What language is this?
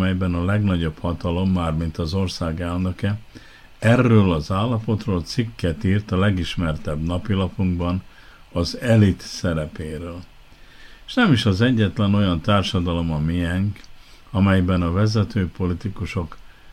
Hungarian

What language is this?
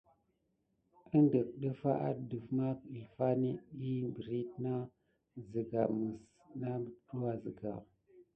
Gidar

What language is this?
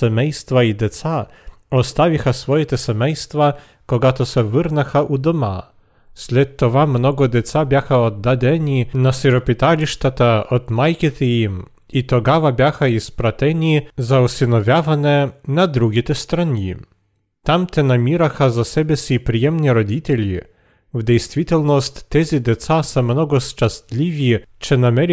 Bulgarian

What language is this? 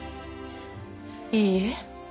Japanese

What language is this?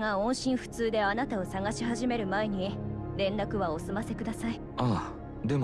Japanese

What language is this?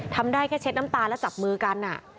Thai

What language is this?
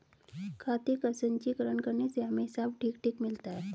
Hindi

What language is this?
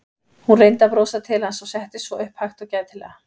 Icelandic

